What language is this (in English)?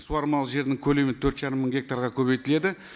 Kazakh